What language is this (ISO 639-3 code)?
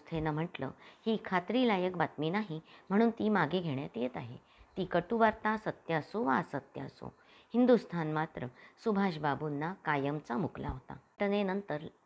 mar